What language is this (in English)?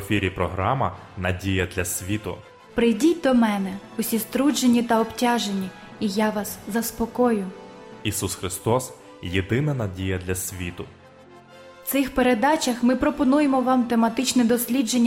Ukrainian